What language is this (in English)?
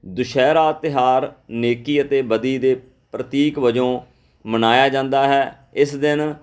Punjabi